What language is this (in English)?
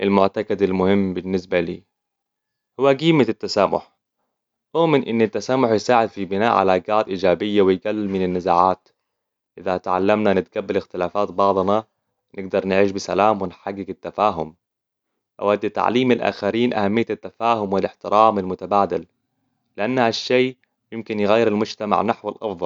Hijazi Arabic